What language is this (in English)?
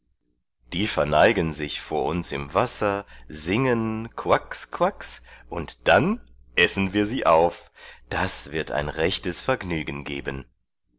German